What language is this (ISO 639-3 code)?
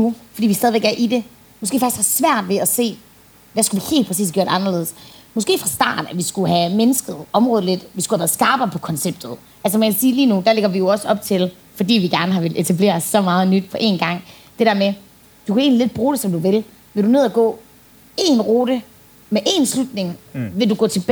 dan